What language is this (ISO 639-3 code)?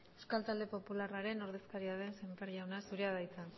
eus